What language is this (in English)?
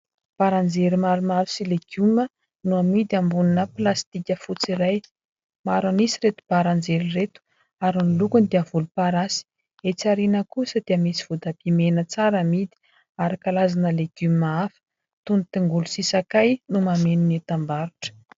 Malagasy